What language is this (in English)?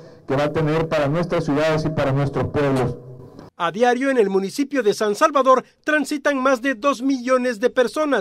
Spanish